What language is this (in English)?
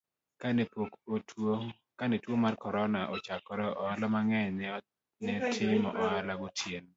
Luo (Kenya and Tanzania)